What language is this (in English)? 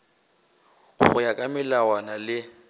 Northern Sotho